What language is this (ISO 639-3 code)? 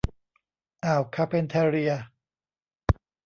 tha